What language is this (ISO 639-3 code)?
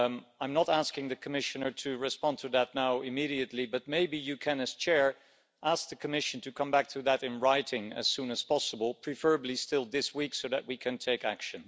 eng